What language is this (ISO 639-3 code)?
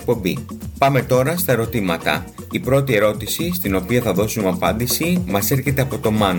ell